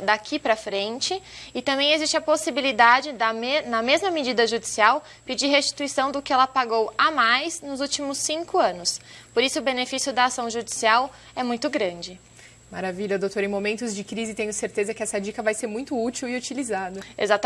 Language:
Portuguese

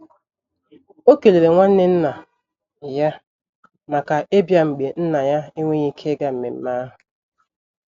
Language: Igbo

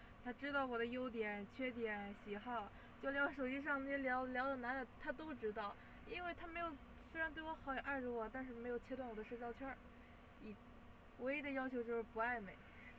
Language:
Chinese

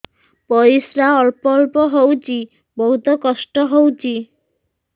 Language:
Odia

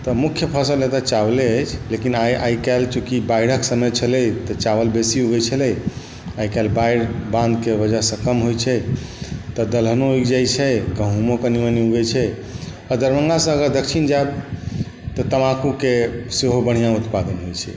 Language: Maithili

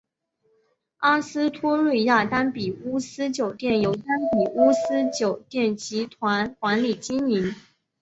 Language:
Chinese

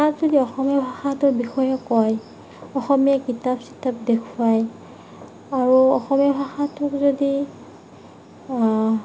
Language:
Assamese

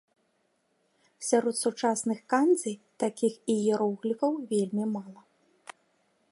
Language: Belarusian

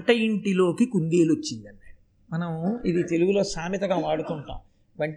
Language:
Telugu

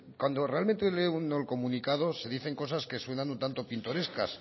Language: Spanish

